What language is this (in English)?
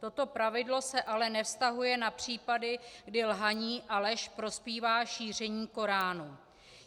Czech